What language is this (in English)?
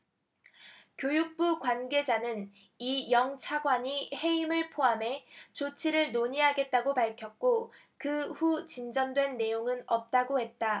Korean